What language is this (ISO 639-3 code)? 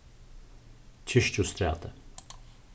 fao